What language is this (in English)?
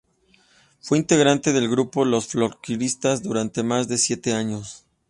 Spanish